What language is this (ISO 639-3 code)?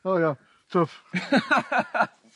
cym